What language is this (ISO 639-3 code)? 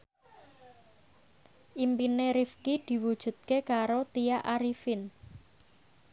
jav